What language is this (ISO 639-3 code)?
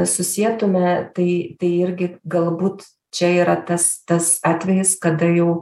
lit